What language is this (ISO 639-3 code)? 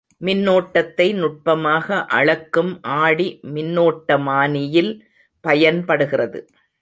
tam